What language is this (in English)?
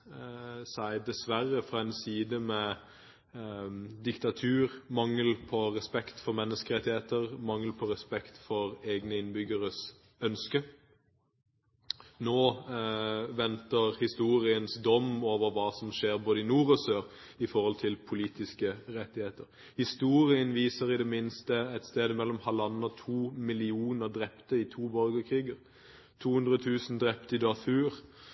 Norwegian Bokmål